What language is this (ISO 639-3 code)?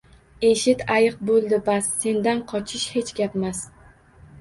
uzb